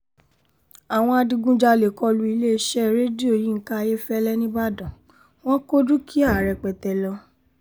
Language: Yoruba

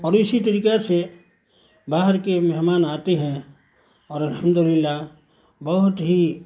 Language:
Urdu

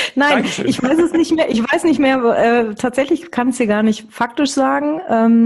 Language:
German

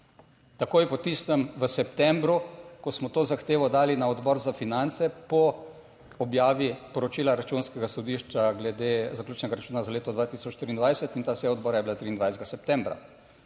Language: Slovenian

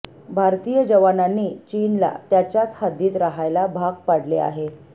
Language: Marathi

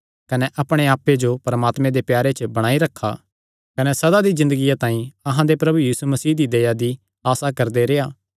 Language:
Kangri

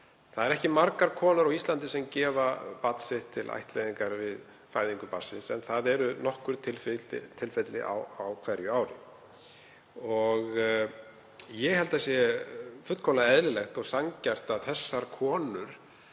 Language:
Icelandic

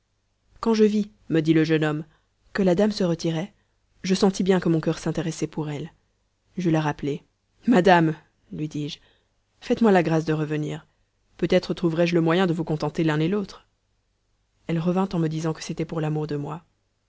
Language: French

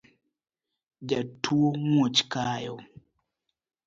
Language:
Luo (Kenya and Tanzania)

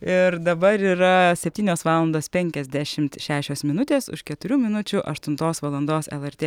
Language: Lithuanian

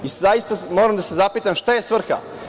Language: Serbian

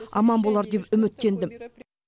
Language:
Kazakh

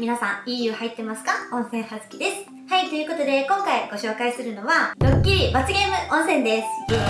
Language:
Japanese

